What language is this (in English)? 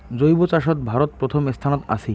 Bangla